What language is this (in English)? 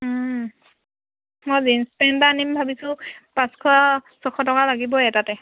Assamese